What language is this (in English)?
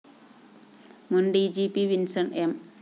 Malayalam